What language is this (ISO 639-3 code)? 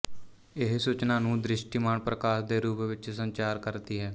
pan